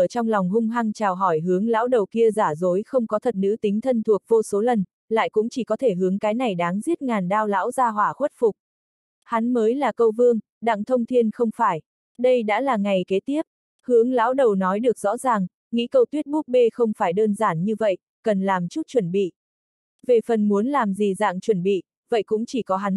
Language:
Vietnamese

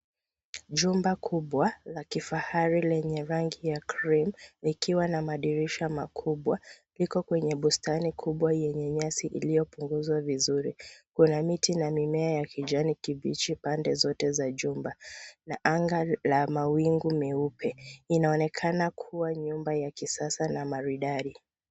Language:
Swahili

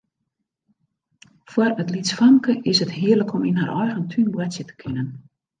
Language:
Western Frisian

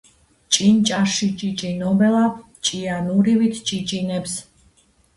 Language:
Georgian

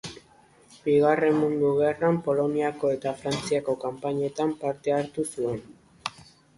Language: Basque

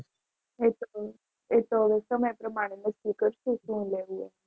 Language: Gujarati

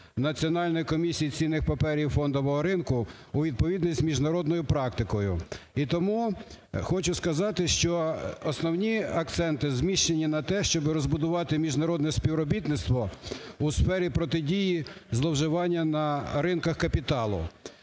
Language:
Ukrainian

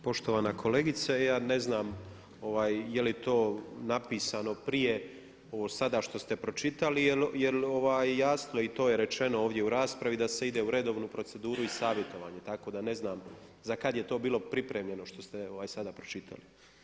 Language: Croatian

